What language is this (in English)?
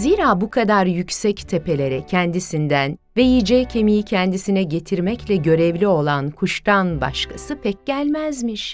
Turkish